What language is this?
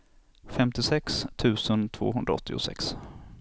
Swedish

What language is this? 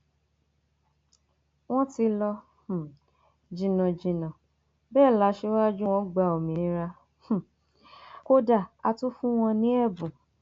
Yoruba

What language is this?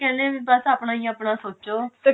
Punjabi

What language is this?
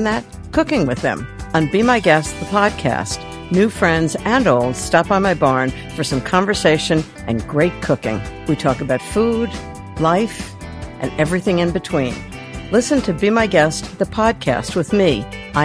Swedish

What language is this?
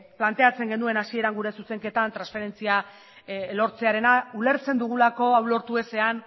Basque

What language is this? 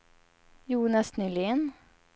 Swedish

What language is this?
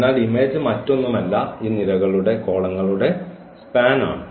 Malayalam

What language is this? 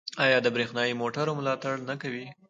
Pashto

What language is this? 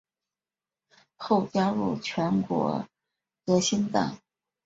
Chinese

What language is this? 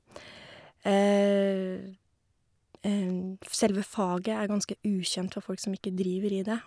Norwegian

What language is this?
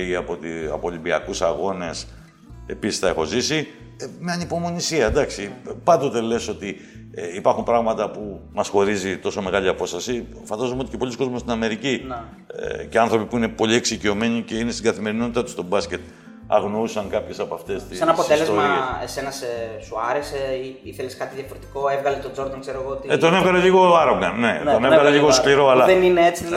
Greek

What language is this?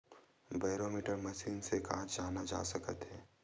Chhattisgarhi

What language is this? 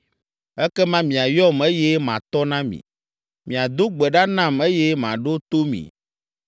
Ewe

